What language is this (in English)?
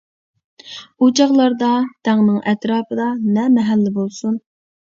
Uyghur